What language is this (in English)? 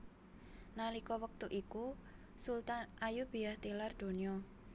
Javanese